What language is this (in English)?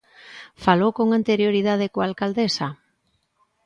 Galician